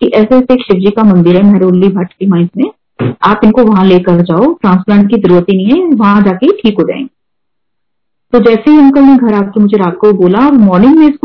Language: Hindi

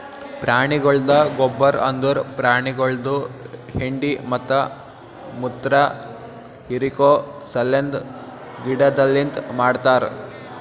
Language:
Kannada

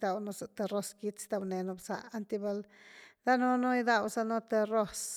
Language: Güilá Zapotec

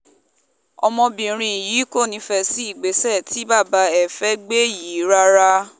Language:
Yoruba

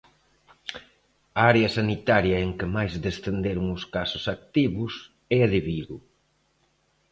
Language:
Galician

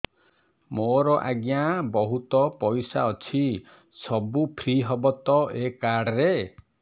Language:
Odia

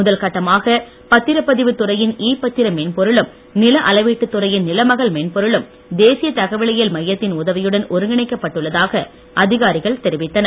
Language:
Tamil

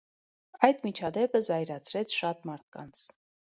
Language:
Armenian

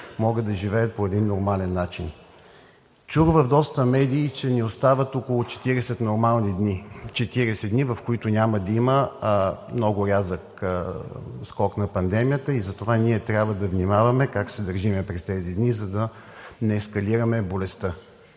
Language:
Bulgarian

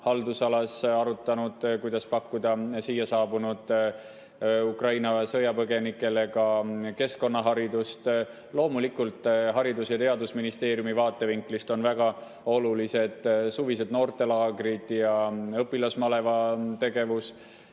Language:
Estonian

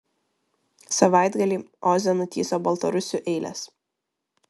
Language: Lithuanian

